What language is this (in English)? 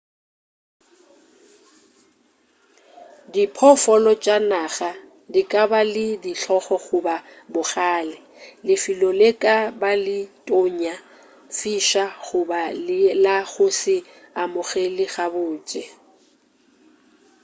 Northern Sotho